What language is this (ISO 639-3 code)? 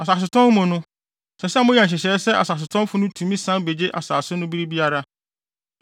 aka